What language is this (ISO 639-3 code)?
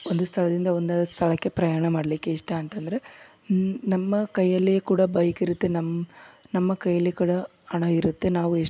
kan